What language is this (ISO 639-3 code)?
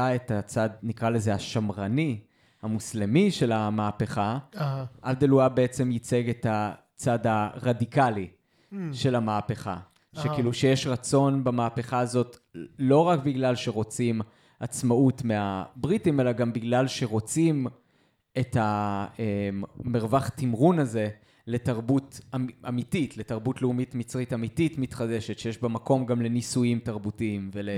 heb